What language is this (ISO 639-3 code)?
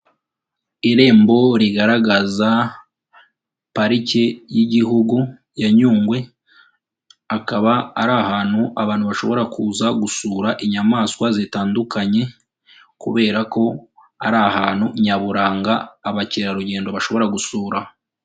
kin